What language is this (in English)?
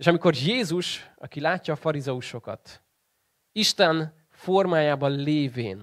Hungarian